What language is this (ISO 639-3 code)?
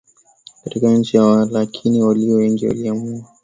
swa